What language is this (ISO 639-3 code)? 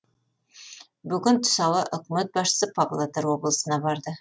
kaz